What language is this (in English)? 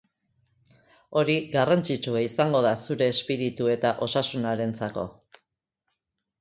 Basque